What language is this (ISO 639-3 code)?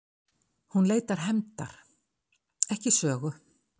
isl